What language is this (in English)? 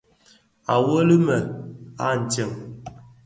Bafia